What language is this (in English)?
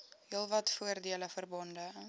Afrikaans